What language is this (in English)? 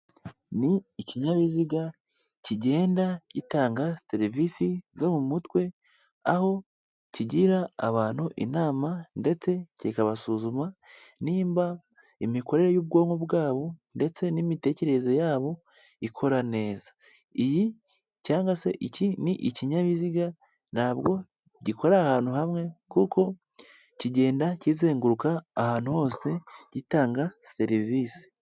Kinyarwanda